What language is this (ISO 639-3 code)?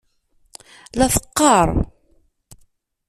kab